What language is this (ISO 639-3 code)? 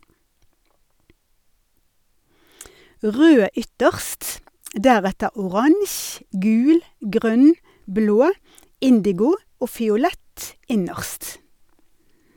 nor